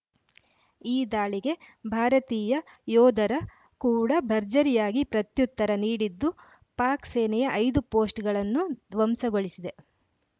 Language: Kannada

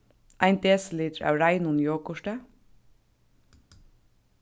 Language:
Faroese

